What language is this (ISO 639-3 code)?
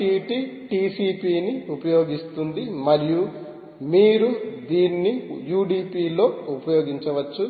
tel